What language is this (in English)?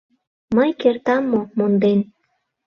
Mari